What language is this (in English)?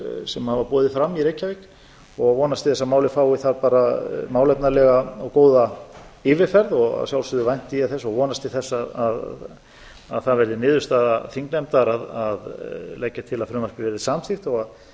Icelandic